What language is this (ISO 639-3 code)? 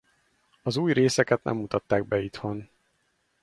hun